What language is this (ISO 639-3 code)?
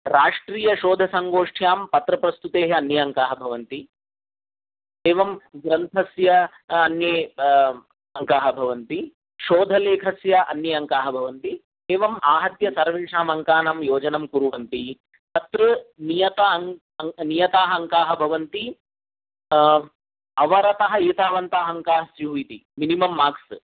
san